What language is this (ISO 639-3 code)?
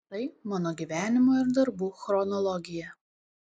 lit